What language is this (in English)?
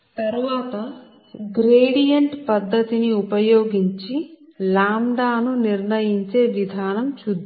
Telugu